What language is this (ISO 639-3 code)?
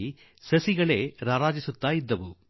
kan